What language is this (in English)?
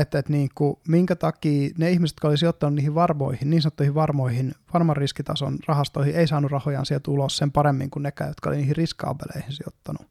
Finnish